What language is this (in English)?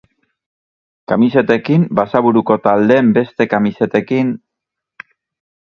Basque